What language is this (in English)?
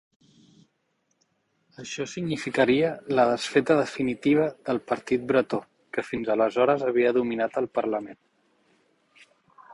Catalan